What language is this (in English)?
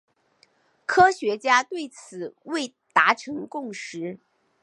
Chinese